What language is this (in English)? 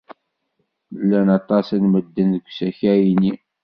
Kabyle